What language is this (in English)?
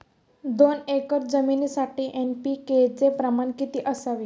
Marathi